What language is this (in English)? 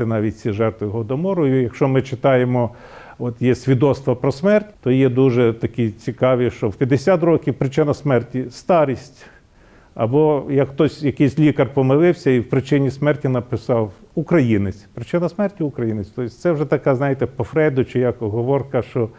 Ukrainian